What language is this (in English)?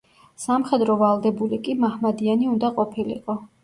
Georgian